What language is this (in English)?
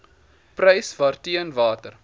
Afrikaans